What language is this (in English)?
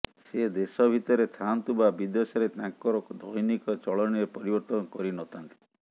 Odia